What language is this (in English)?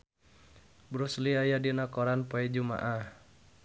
Sundanese